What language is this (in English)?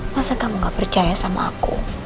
Indonesian